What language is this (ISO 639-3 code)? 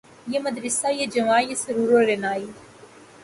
urd